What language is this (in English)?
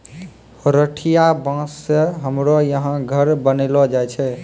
Maithili